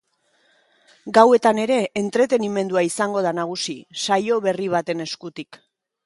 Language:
Basque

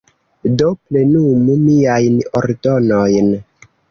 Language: Esperanto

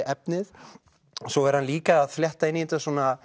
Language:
Icelandic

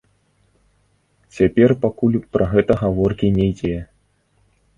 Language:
Belarusian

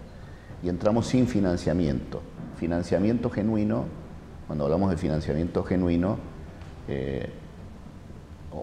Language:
Spanish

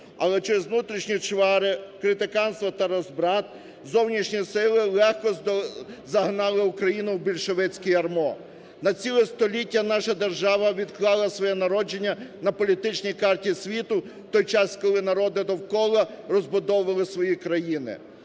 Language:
Ukrainian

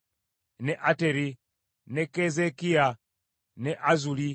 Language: Ganda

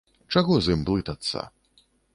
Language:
Belarusian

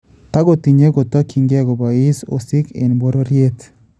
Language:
Kalenjin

